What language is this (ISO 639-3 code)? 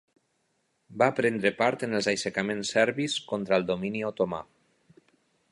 cat